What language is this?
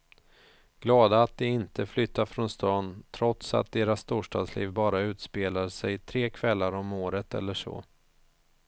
Swedish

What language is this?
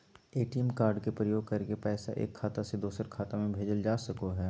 Magahi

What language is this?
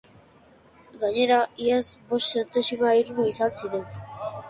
Basque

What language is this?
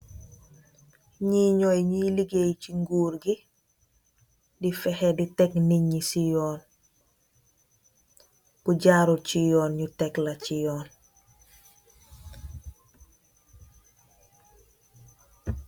Wolof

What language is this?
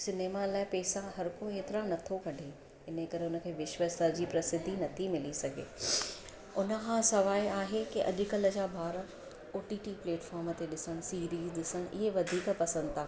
Sindhi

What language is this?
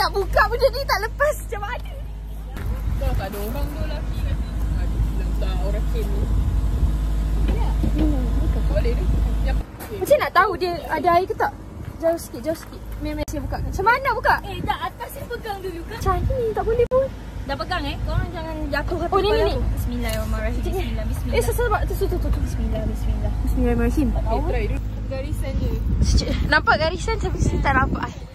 Malay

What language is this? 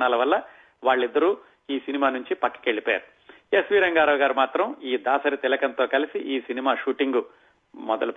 Telugu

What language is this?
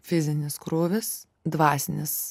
Lithuanian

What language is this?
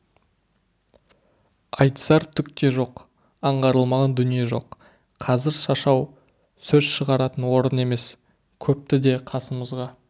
Kazakh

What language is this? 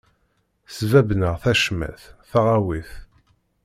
Kabyle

